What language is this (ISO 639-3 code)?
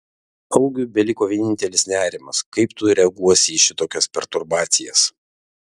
lit